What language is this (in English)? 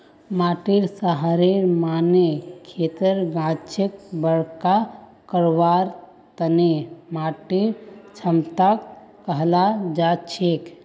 Magahi